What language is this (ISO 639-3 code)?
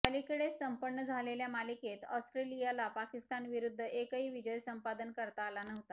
mar